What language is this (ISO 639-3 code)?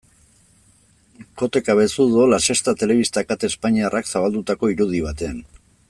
eus